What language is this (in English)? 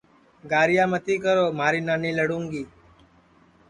Sansi